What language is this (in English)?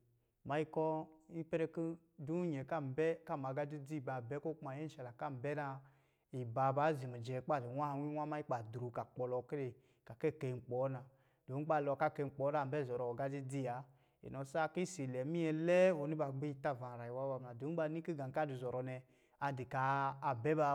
Lijili